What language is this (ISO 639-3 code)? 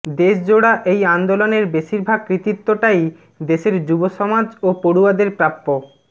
ben